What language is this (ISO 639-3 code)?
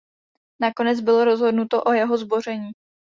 ces